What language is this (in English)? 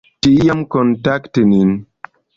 Esperanto